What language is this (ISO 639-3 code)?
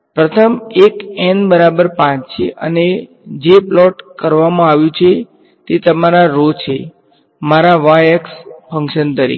guj